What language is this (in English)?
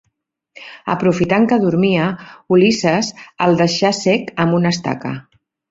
Catalan